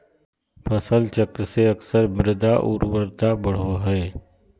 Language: Magahi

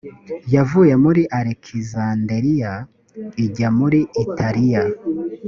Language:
Kinyarwanda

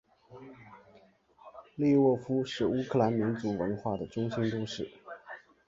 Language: Chinese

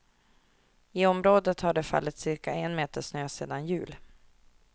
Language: Swedish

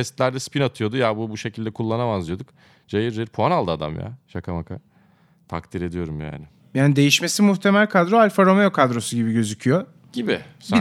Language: Turkish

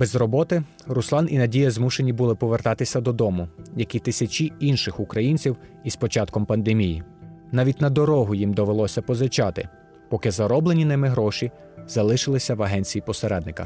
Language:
Ukrainian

